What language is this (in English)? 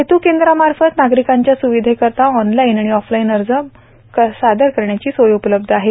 Marathi